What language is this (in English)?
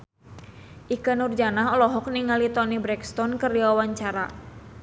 Sundanese